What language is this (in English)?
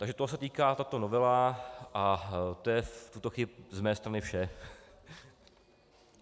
Czech